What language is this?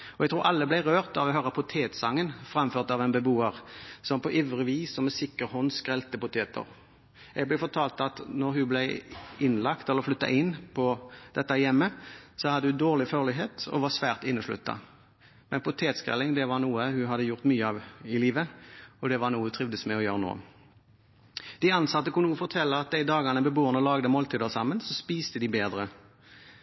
Norwegian Bokmål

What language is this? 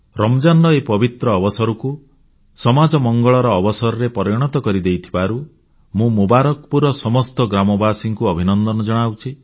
Odia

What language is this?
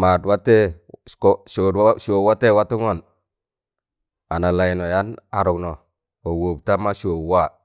Tangale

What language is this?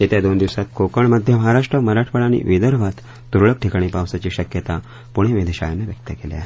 Marathi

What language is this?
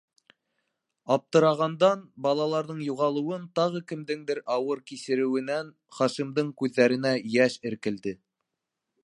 Bashkir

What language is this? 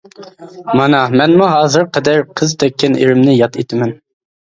Uyghur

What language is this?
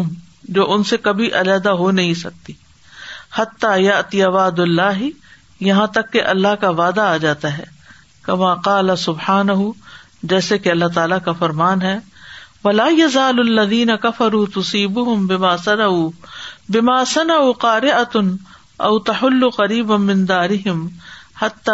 Urdu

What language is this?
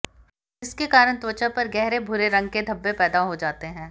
Hindi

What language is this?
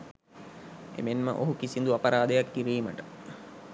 Sinhala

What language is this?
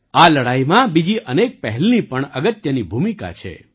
Gujarati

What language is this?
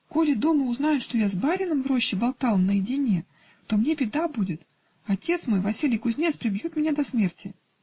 Russian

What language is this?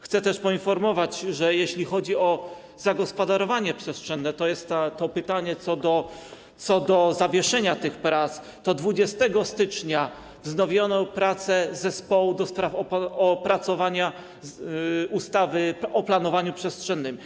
Polish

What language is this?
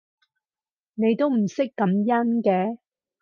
Cantonese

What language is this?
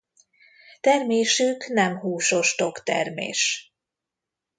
Hungarian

